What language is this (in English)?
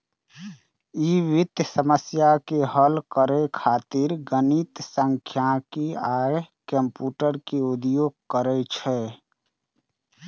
Maithili